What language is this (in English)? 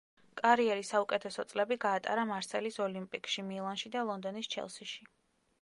Georgian